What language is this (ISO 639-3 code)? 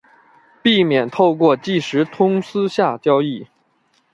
zho